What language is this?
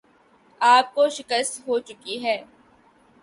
Urdu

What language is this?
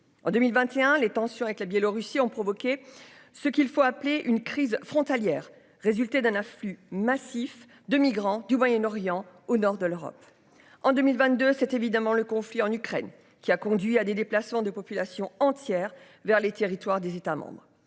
French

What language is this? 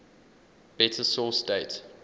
English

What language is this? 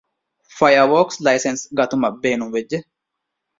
Divehi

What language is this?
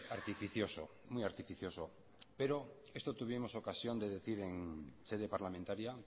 Spanish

